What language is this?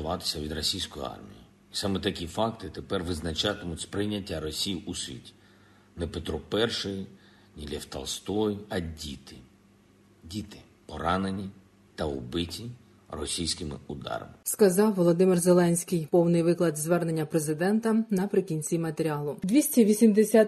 Ukrainian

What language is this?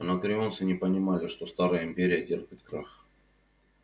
Russian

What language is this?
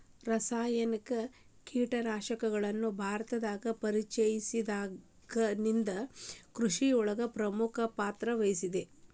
Kannada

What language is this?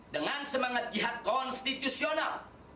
Indonesian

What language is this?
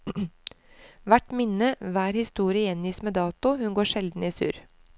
Norwegian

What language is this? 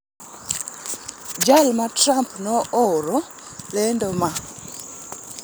Luo (Kenya and Tanzania)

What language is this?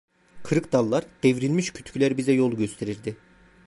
Turkish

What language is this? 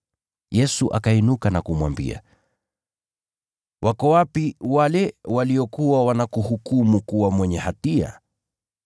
Swahili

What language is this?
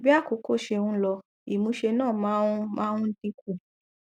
Yoruba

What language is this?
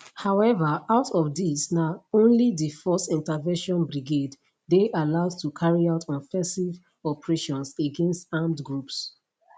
Nigerian Pidgin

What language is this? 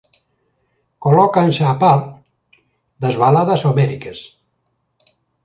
Galician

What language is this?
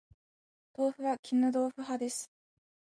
Japanese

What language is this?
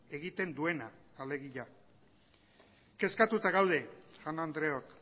Basque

